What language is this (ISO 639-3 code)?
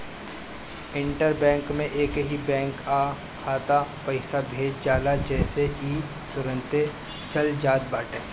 bho